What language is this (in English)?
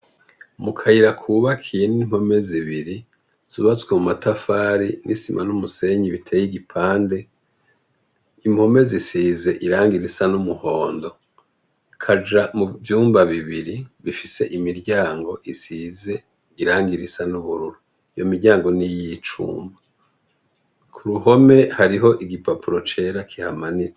Rundi